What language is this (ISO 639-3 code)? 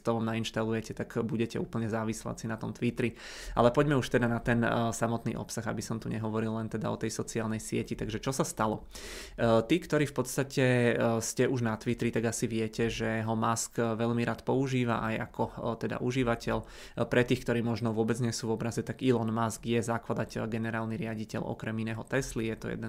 ces